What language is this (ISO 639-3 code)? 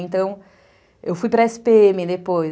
por